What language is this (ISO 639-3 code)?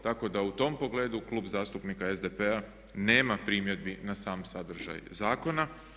hrv